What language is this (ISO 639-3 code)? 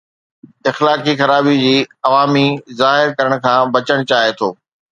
snd